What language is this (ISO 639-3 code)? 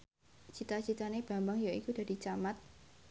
jav